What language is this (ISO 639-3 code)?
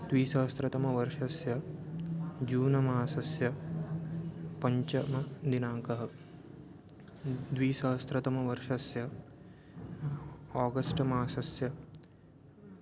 san